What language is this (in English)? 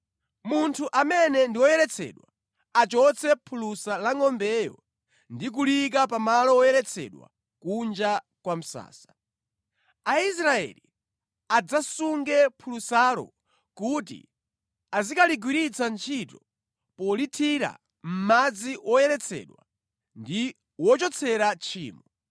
Nyanja